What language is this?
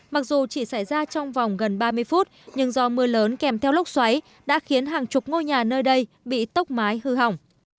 Vietnamese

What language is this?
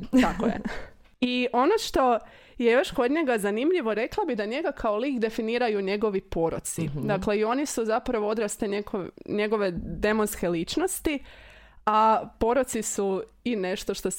Croatian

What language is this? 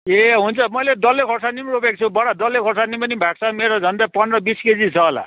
Nepali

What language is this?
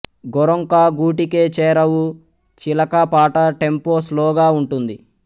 Telugu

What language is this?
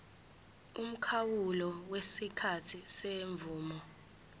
Zulu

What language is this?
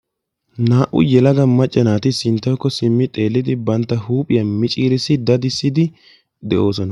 Wolaytta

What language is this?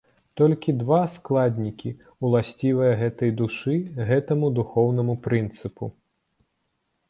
Belarusian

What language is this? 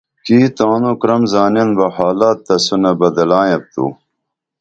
Dameli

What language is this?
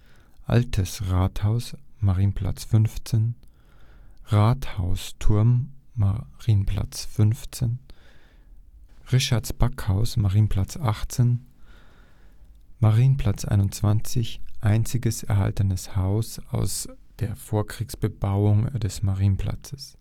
German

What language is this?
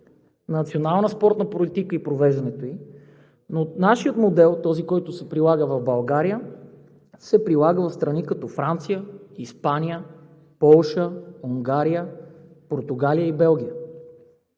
Bulgarian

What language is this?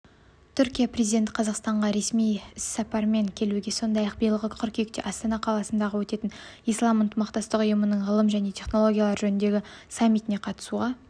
Kazakh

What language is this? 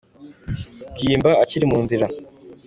Kinyarwanda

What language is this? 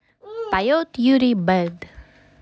Russian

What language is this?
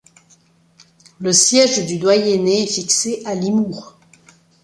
French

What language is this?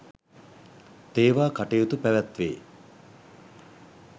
Sinhala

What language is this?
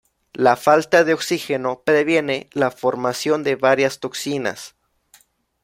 Spanish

